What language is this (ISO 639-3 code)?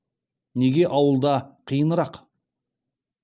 kaz